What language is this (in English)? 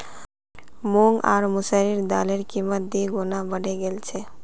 Magahi